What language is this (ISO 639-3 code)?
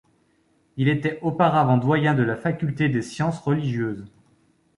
fra